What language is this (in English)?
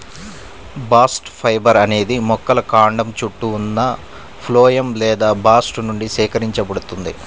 Telugu